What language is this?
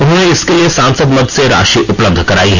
Hindi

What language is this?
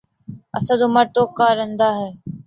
Urdu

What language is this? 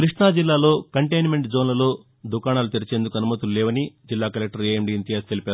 Telugu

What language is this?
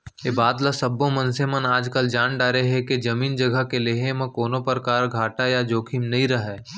Chhattisgarhi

